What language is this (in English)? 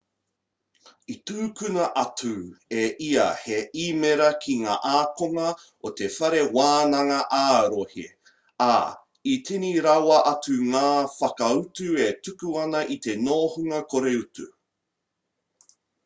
Māori